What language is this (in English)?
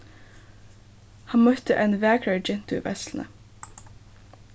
Faroese